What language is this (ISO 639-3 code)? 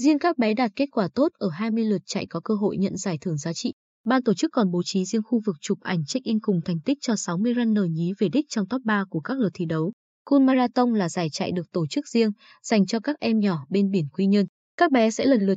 vie